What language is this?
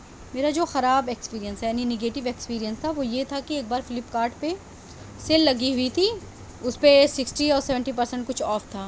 Urdu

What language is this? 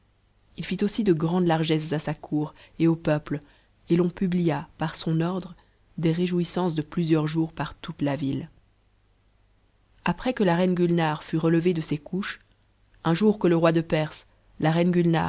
French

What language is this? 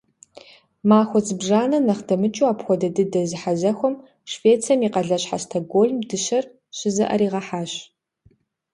Kabardian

